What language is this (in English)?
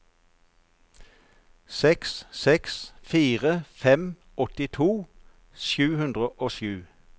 Norwegian